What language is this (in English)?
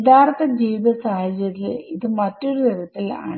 Malayalam